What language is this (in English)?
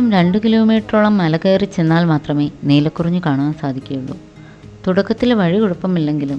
Malayalam